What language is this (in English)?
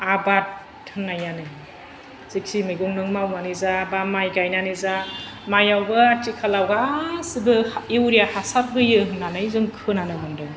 Bodo